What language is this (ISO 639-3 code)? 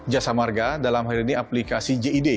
ind